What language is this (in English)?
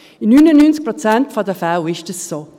Swiss German